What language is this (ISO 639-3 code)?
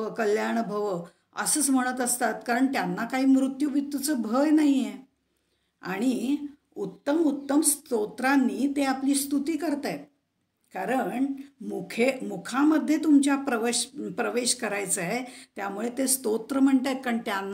hin